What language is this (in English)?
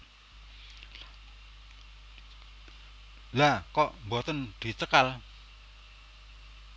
Javanese